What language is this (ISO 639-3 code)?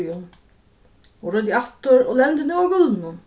fao